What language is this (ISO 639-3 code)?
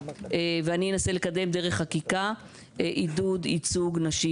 heb